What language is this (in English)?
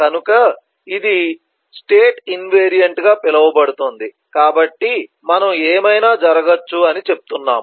Telugu